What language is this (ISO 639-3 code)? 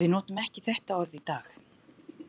isl